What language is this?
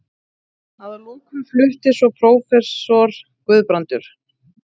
Icelandic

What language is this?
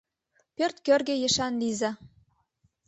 Mari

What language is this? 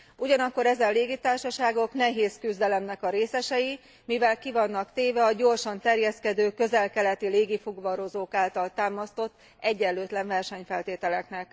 Hungarian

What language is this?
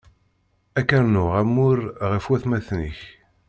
Kabyle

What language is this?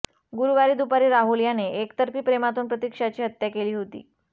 Marathi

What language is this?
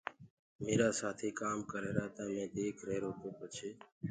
Gurgula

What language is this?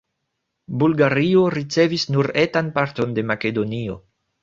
Esperanto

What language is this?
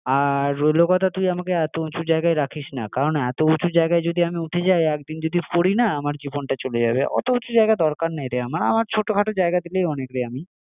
Bangla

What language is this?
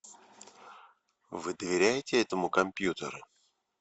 Russian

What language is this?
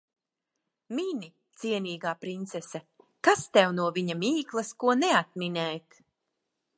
Latvian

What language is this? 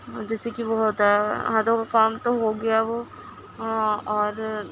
Urdu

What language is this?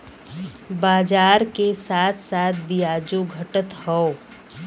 Bhojpuri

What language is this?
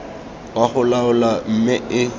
Tswana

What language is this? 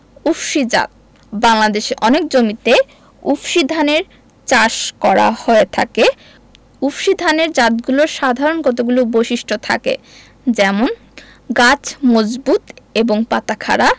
Bangla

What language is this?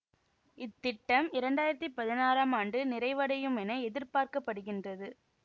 Tamil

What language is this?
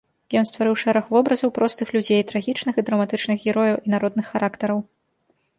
Belarusian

